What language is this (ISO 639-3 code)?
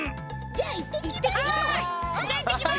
jpn